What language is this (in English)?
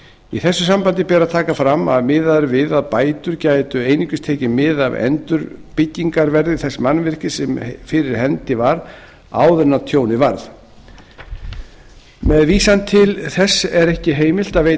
Icelandic